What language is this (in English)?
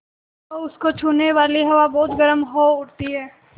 Hindi